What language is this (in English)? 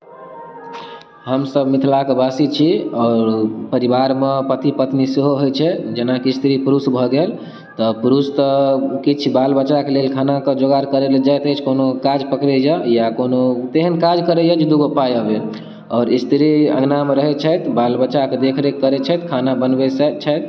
Maithili